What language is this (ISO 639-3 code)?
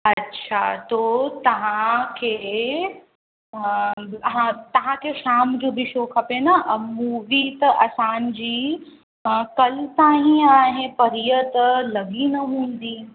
snd